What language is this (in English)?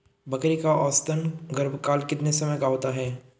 Hindi